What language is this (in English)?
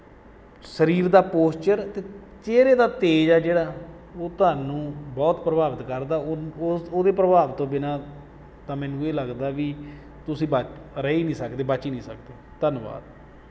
Punjabi